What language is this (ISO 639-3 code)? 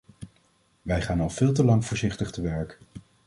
nld